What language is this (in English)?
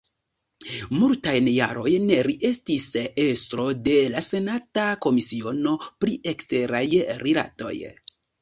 Esperanto